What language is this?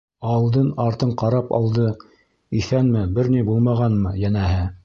Bashkir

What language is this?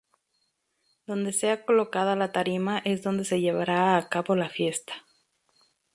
Spanish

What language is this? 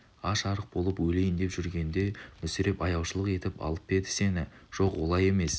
Kazakh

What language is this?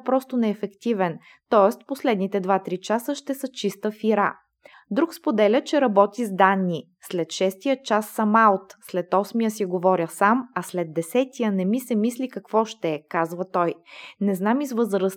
Bulgarian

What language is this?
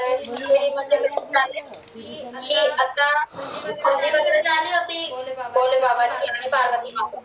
Marathi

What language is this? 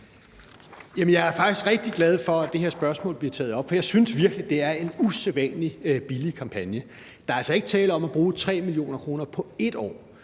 Danish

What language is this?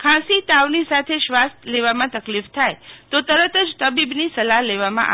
Gujarati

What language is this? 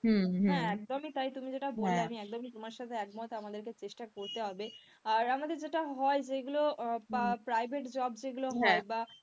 Bangla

